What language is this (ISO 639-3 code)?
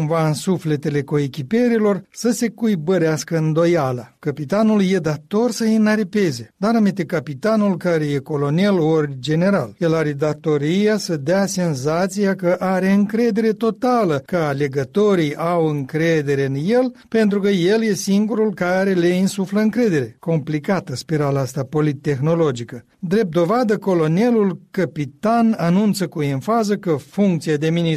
ron